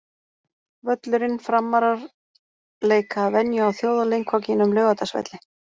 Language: Icelandic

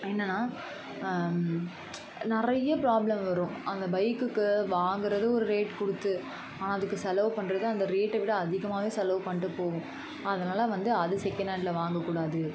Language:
Tamil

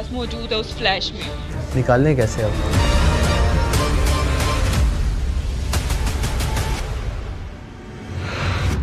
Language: Hindi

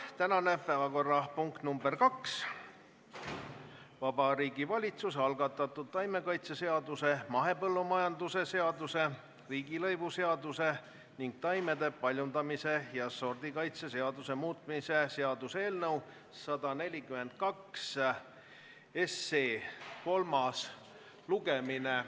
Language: Estonian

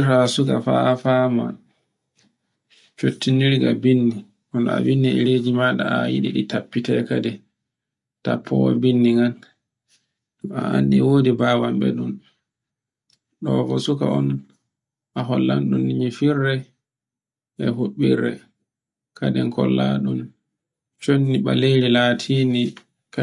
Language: Borgu Fulfulde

